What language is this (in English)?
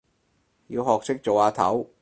Cantonese